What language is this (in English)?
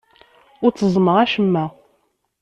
Kabyle